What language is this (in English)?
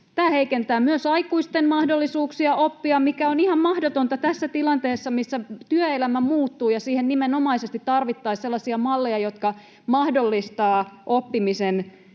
Finnish